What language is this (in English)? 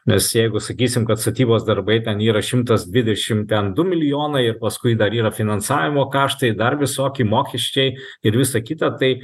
Lithuanian